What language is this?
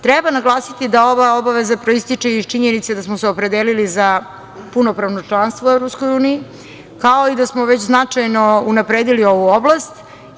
Serbian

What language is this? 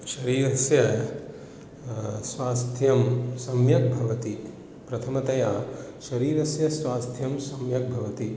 Sanskrit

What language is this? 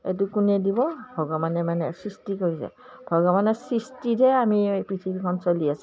Assamese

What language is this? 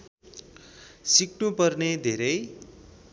Nepali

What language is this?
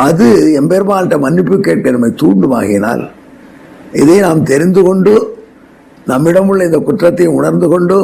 Tamil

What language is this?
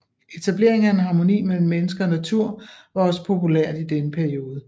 Danish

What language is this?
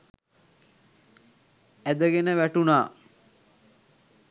Sinhala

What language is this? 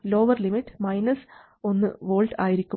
Malayalam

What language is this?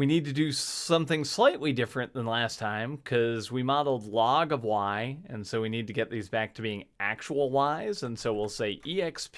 English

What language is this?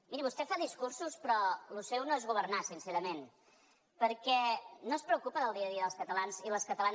Catalan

